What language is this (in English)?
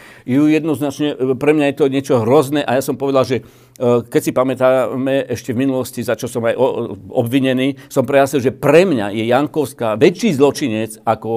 Slovak